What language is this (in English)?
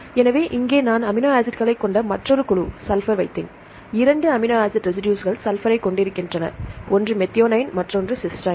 Tamil